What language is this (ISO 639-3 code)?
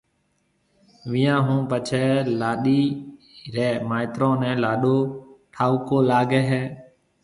mve